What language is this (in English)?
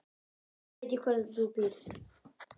Icelandic